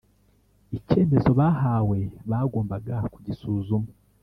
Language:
Kinyarwanda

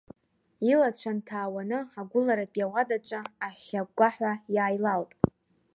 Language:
Abkhazian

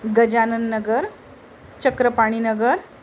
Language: Marathi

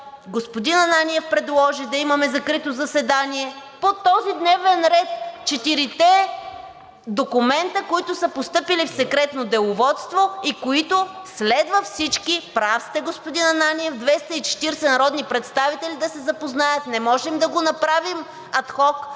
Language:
Bulgarian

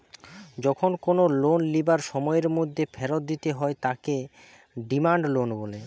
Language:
Bangla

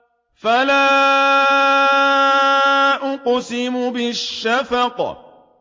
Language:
Arabic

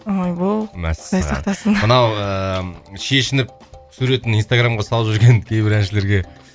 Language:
Kazakh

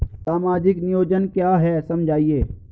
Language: Hindi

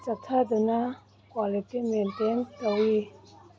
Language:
Manipuri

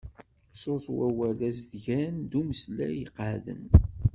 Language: Kabyle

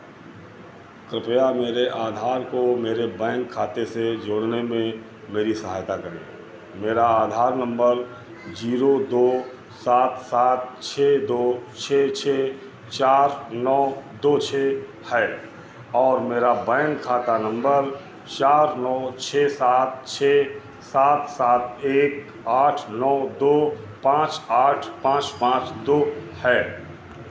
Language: Hindi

